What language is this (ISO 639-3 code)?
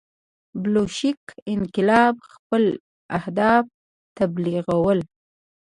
pus